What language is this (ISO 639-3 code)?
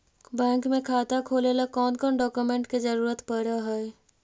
mag